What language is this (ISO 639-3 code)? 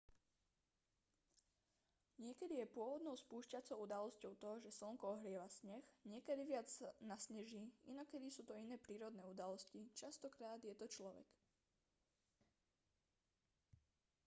slk